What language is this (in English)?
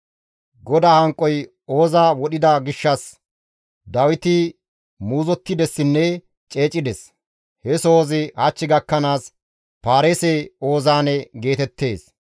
Gamo